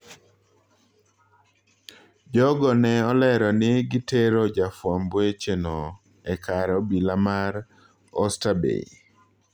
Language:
Luo (Kenya and Tanzania)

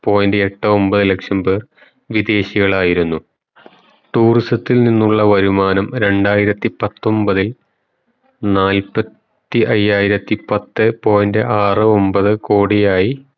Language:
Malayalam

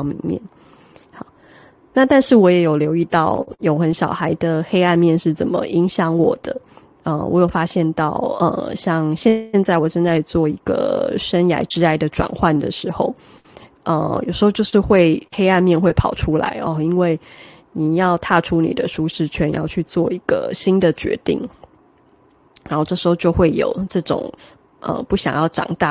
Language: Chinese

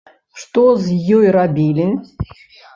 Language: Belarusian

